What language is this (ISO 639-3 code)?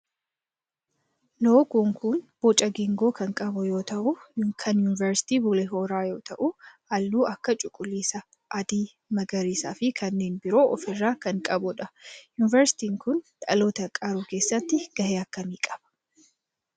orm